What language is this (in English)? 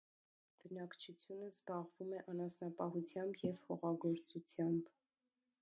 Armenian